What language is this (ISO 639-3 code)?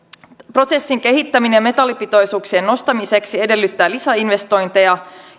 fin